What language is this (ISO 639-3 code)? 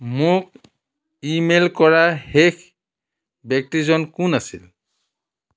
asm